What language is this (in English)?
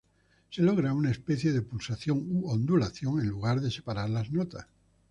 Spanish